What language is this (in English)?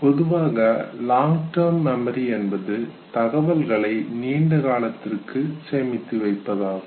Tamil